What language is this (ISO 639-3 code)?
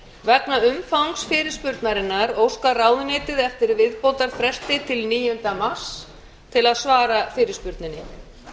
isl